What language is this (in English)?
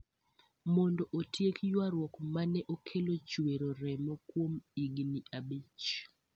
Luo (Kenya and Tanzania)